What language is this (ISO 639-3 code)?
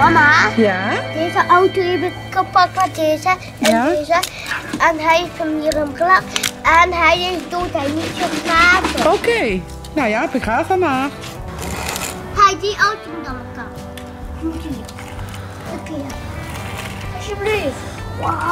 nld